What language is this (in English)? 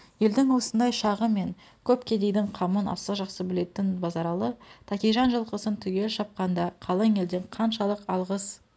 Kazakh